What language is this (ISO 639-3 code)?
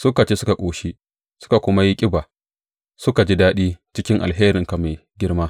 hau